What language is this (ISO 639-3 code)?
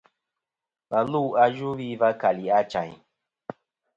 bkm